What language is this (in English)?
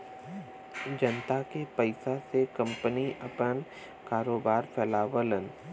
Bhojpuri